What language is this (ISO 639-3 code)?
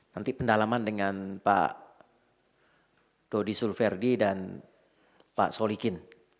ind